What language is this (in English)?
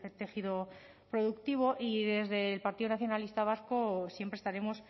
Spanish